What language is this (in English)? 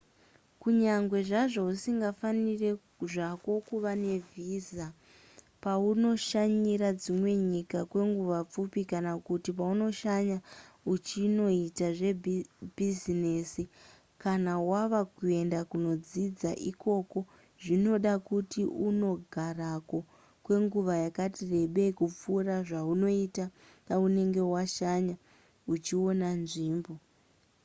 Shona